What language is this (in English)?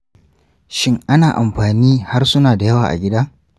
Hausa